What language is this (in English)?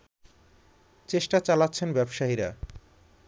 Bangla